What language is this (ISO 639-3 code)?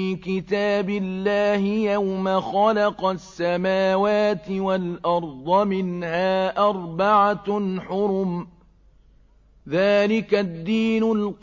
ara